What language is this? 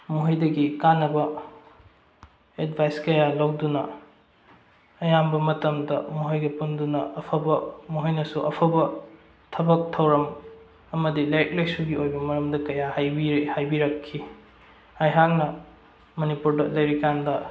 Manipuri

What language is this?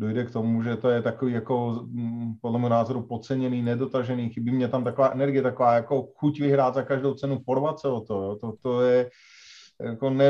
Czech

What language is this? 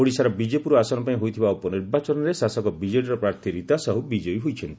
Odia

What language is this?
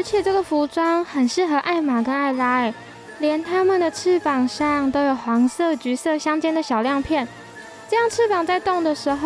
Chinese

